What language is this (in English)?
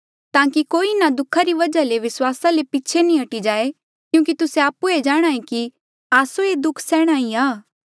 Mandeali